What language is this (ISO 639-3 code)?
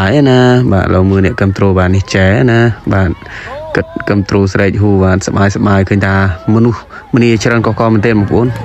tha